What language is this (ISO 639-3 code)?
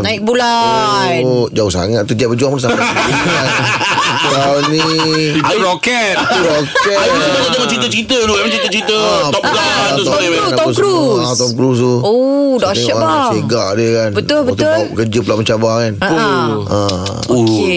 msa